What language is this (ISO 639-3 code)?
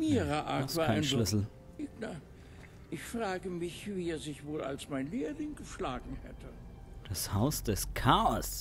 deu